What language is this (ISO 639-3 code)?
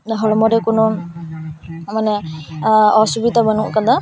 sat